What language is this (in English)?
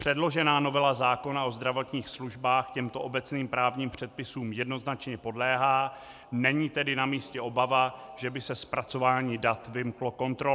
Czech